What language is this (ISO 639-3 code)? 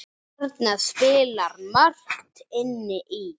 isl